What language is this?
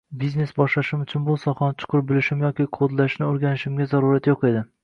Uzbek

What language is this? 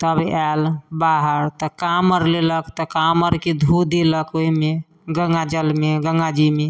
Maithili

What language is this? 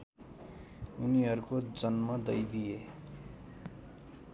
Nepali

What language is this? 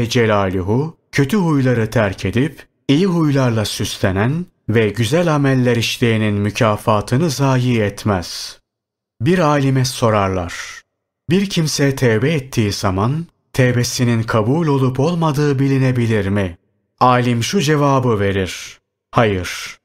Turkish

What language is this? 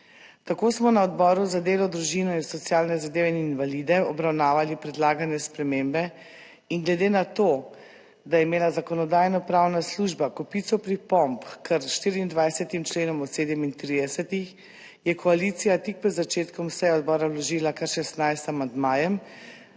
Slovenian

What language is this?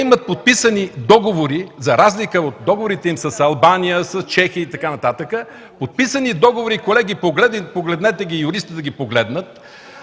Bulgarian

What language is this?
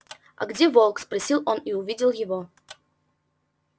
Russian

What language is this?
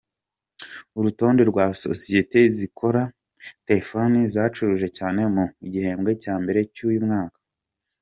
Kinyarwanda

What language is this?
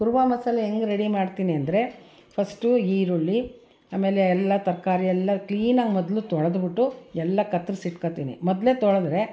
Kannada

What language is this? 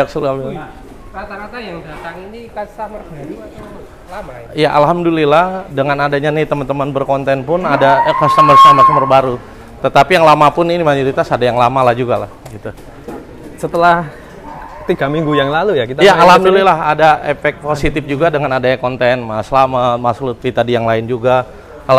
Indonesian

